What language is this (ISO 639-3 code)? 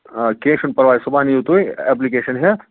kas